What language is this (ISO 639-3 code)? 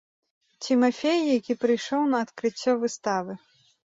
bel